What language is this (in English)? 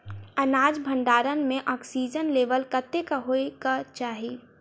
Maithili